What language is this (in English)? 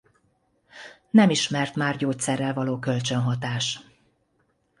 Hungarian